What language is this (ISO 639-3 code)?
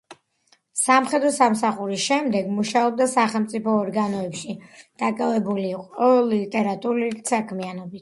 kat